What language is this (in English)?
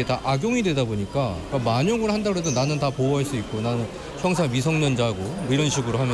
Korean